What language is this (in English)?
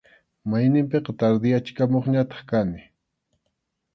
Arequipa-La Unión Quechua